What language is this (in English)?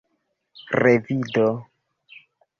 Esperanto